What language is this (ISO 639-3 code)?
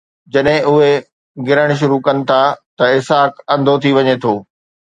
snd